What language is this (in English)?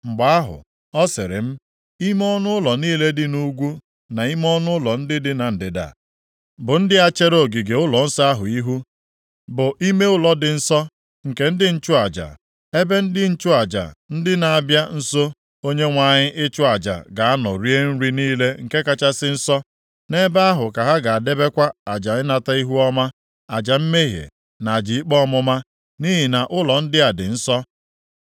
Igbo